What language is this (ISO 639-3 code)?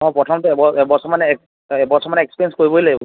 asm